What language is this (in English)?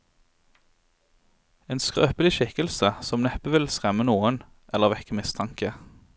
Norwegian